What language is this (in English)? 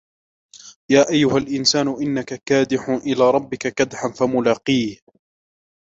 Arabic